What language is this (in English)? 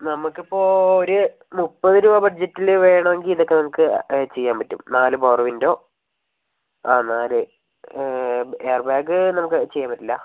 Malayalam